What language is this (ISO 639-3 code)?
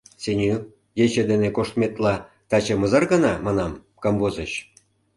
chm